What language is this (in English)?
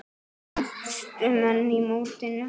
Icelandic